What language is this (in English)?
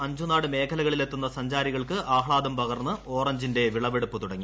Malayalam